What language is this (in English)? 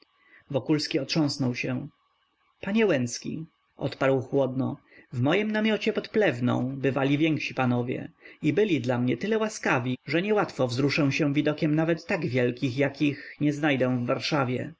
Polish